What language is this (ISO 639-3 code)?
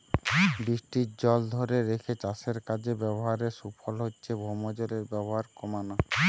ben